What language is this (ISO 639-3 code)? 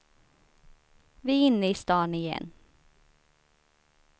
swe